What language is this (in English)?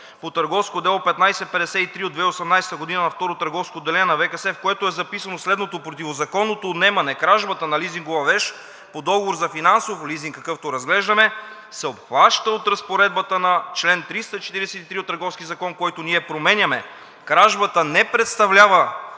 Bulgarian